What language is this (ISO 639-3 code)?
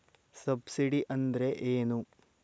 kan